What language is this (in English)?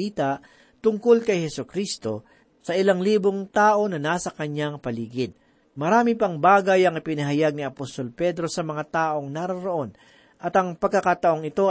Filipino